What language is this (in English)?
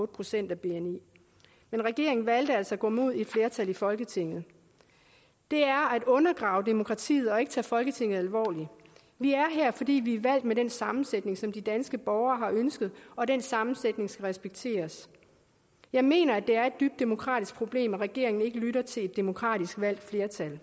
Danish